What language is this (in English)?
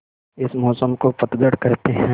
Hindi